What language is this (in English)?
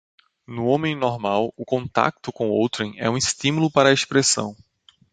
Portuguese